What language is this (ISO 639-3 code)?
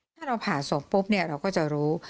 tha